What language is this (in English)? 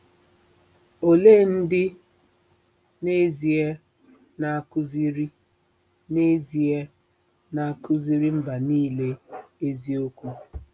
Igbo